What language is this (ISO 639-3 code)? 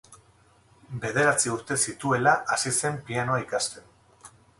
eus